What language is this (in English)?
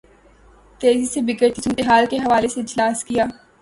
Urdu